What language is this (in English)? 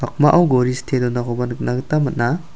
Garo